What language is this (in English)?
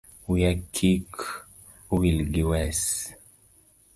Luo (Kenya and Tanzania)